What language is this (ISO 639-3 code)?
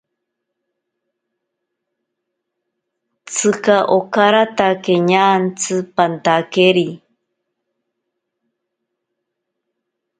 prq